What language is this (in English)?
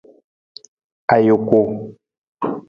Nawdm